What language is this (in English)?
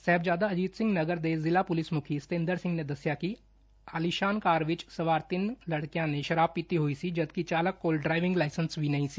Punjabi